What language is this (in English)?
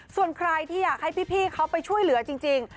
Thai